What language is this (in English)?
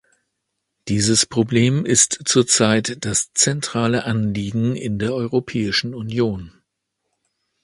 German